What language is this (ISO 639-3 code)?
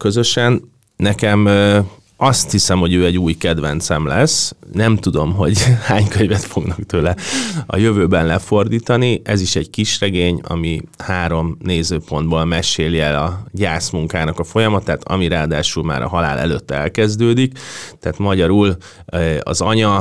hun